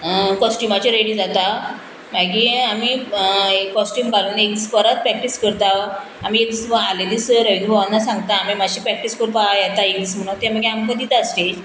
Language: Konkani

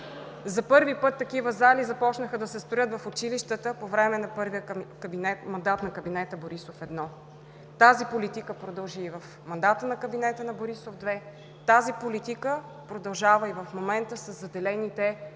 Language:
Bulgarian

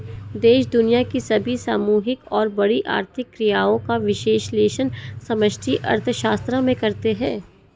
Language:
Hindi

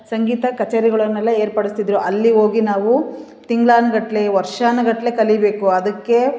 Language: Kannada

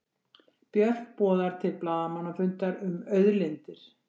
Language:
Icelandic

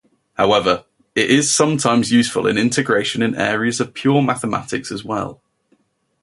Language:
English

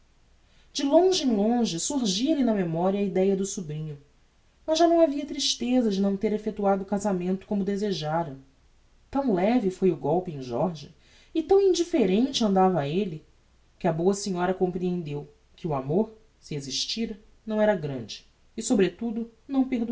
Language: Portuguese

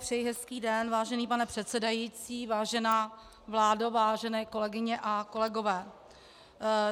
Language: Czech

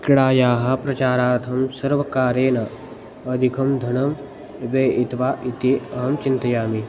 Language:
Sanskrit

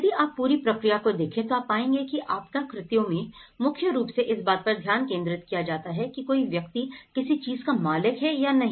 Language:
Hindi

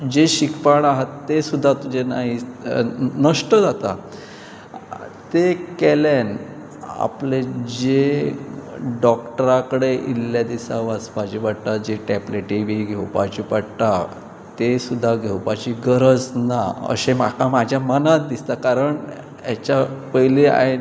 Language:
Konkani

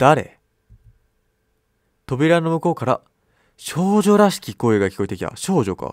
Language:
Japanese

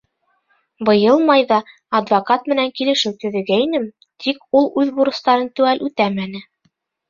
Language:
Bashkir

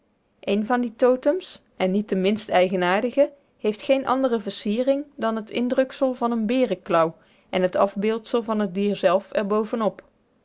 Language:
Dutch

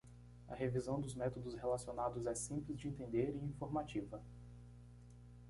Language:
Portuguese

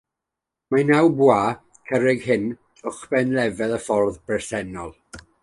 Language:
Welsh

